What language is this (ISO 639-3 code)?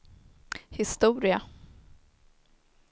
swe